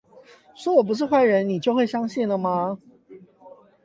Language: Chinese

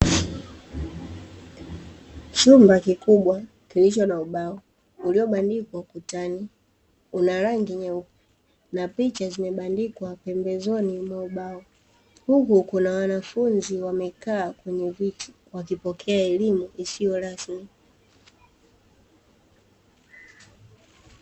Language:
Swahili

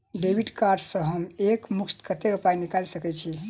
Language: Maithili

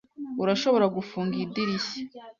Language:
Kinyarwanda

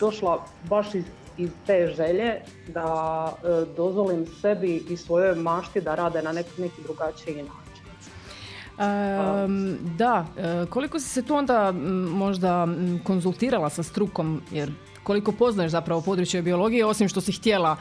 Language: Croatian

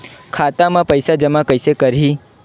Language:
Chhattisgarhi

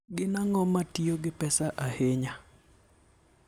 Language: Luo (Kenya and Tanzania)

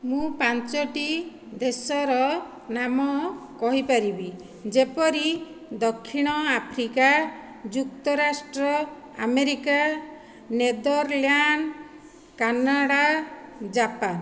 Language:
Odia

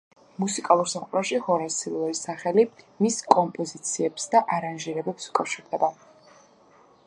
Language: Georgian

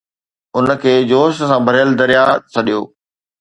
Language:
Sindhi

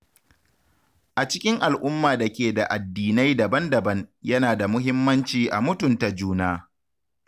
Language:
Hausa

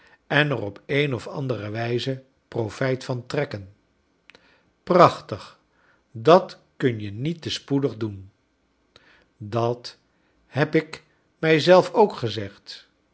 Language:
Dutch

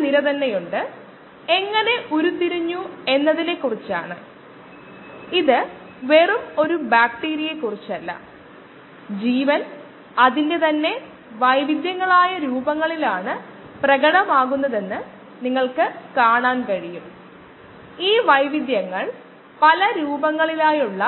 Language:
Malayalam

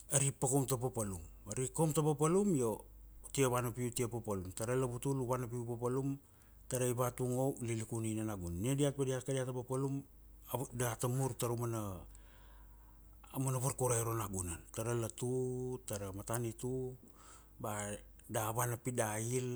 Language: Kuanua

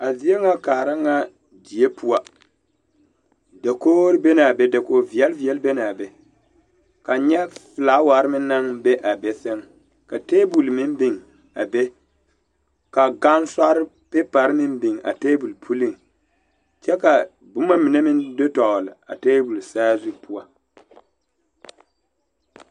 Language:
Southern Dagaare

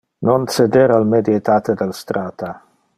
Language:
Interlingua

